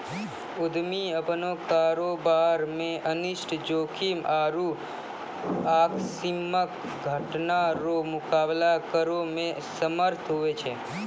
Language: Maithili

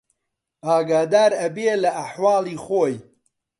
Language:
Central Kurdish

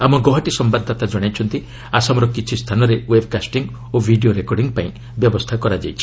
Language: Odia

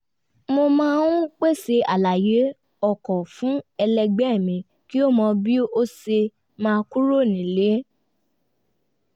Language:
Yoruba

